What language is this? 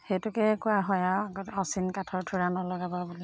Assamese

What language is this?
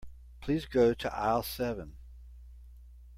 English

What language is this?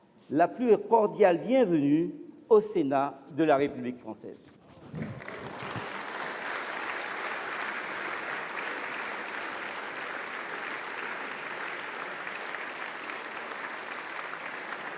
French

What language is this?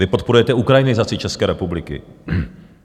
Czech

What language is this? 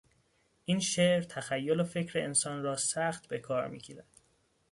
Persian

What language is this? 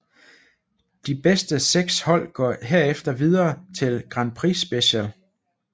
Danish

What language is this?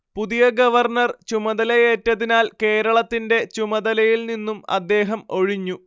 Malayalam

